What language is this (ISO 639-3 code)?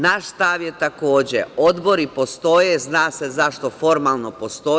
srp